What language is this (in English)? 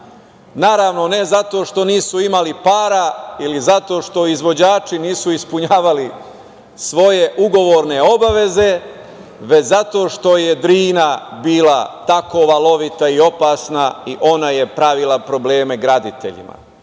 Serbian